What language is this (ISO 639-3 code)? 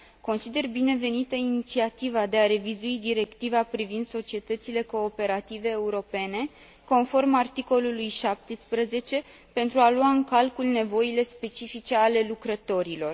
ron